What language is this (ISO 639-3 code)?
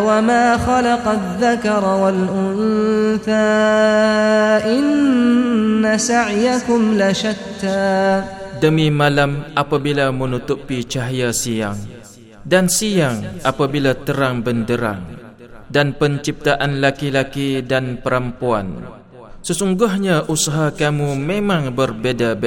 msa